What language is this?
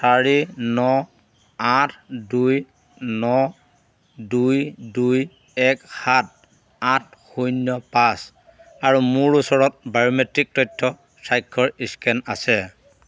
Assamese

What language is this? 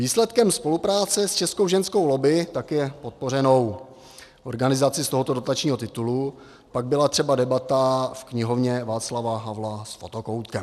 Czech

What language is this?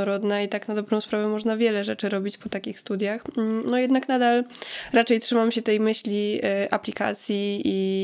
Polish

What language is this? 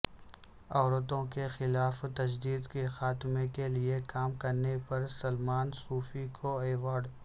Urdu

